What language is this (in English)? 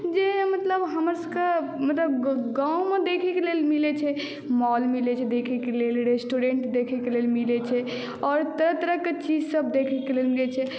Maithili